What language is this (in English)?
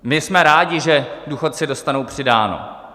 Czech